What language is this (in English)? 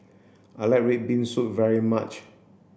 English